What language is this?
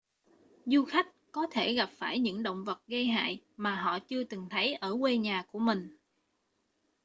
Vietnamese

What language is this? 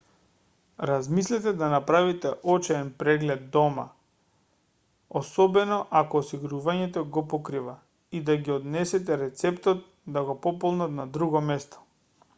Macedonian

